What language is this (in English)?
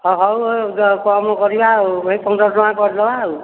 Odia